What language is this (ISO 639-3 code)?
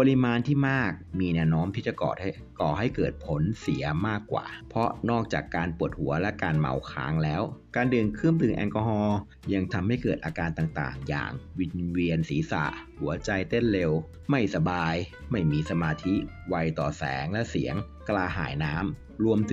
tha